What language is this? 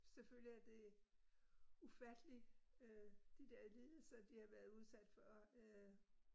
Danish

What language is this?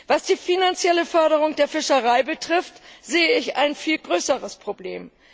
German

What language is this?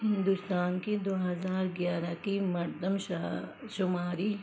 Urdu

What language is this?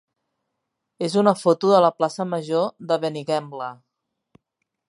Catalan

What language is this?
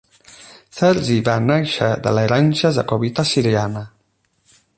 Catalan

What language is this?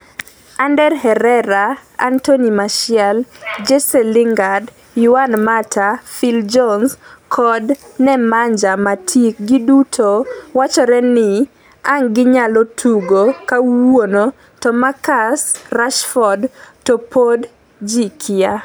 Luo (Kenya and Tanzania)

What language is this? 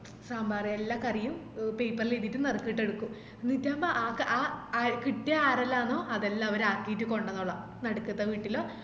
Malayalam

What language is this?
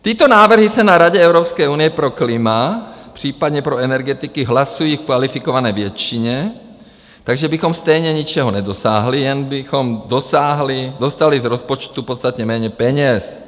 Czech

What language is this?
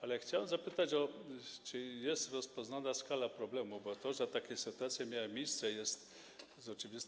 Polish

